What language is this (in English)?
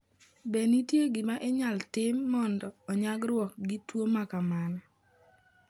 Luo (Kenya and Tanzania)